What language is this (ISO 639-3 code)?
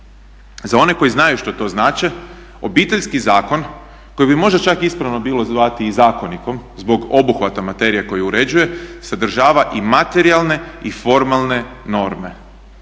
hrv